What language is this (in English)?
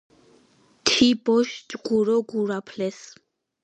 Georgian